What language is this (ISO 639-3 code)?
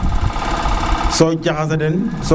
srr